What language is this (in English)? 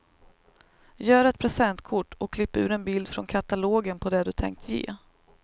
Swedish